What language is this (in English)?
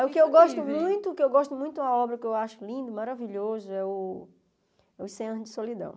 Portuguese